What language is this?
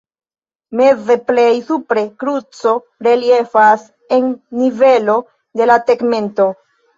Esperanto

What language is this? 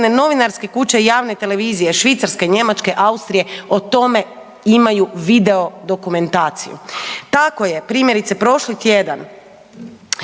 Croatian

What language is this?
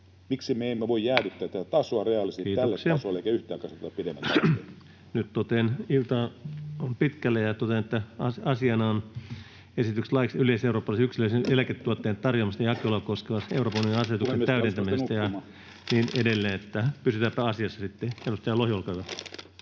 Finnish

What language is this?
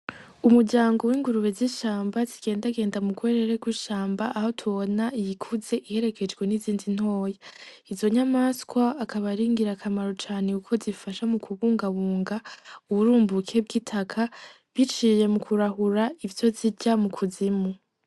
Rundi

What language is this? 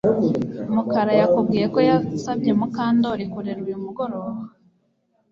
Kinyarwanda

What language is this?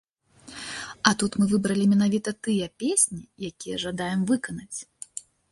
Belarusian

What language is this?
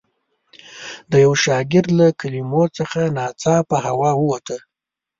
Pashto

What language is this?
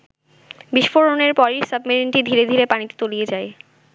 Bangla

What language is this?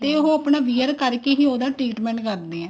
Punjabi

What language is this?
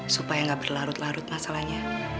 Indonesian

